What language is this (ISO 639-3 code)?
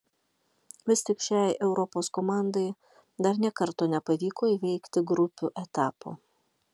lit